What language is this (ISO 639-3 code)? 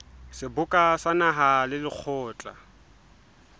sot